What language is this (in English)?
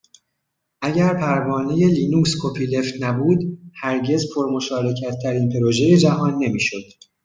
Persian